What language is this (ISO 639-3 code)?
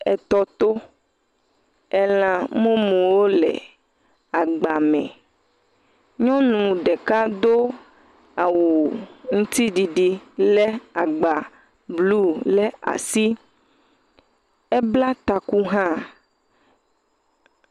ewe